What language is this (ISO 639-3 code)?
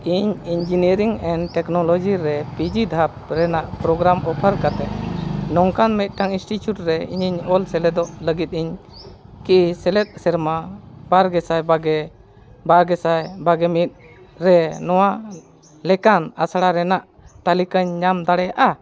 sat